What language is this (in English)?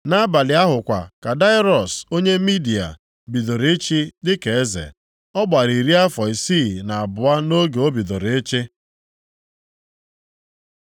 Igbo